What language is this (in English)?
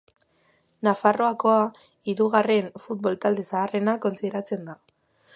Basque